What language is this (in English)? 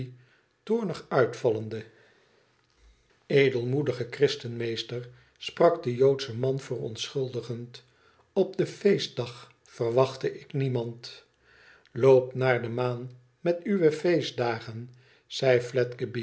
Dutch